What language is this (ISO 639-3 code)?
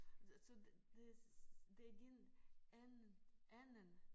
dan